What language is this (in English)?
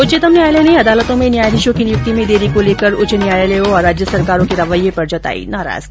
Hindi